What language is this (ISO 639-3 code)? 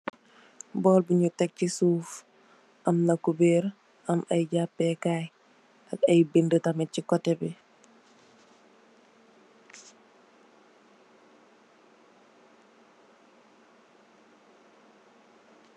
wol